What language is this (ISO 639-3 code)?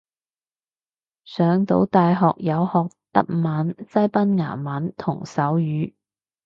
yue